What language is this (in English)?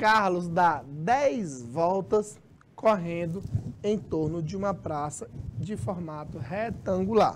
Portuguese